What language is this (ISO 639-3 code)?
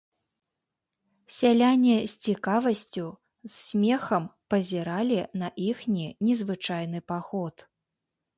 bel